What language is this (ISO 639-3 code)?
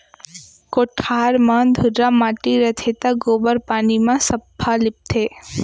hne